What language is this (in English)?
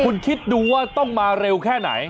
Thai